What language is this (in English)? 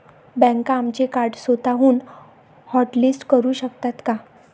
Marathi